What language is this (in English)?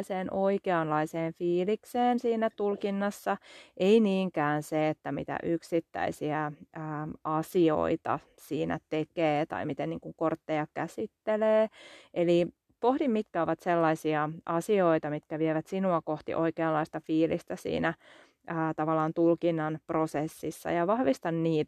Finnish